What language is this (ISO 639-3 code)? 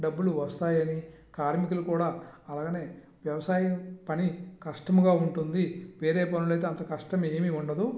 tel